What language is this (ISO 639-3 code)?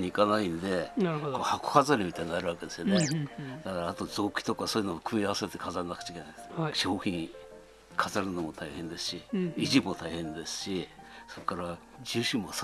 jpn